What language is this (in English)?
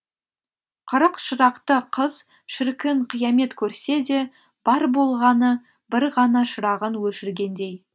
Kazakh